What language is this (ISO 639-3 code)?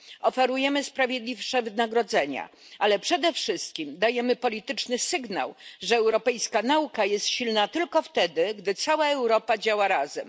pol